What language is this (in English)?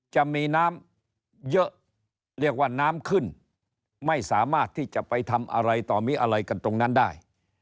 Thai